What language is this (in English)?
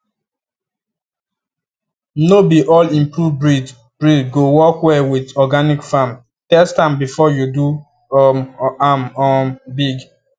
Nigerian Pidgin